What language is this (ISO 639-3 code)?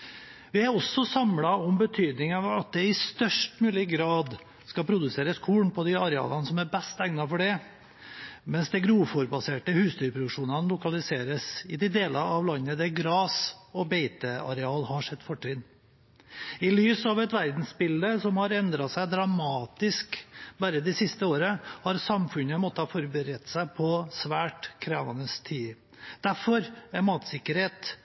nob